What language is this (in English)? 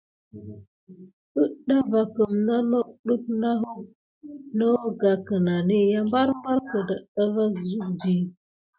Gidar